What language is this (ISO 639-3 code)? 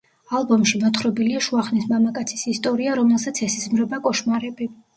kat